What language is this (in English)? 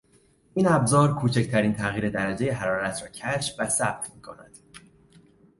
Persian